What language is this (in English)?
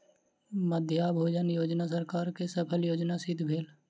Maithili